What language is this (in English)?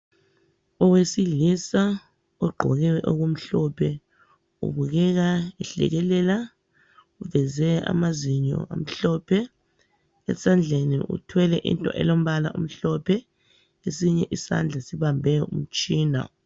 North Ndebele